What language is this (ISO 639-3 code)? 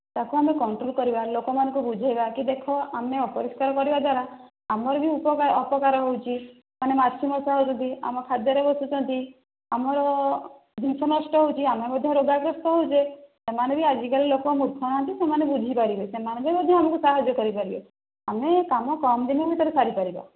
ori